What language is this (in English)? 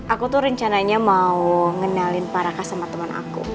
Indonesian